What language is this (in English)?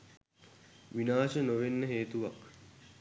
Sinhala